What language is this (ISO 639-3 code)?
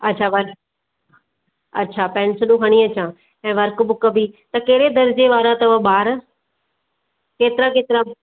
snd